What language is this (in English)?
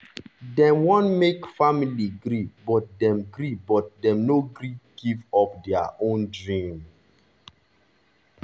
Nigerian Pidgin